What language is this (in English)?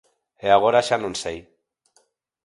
Galician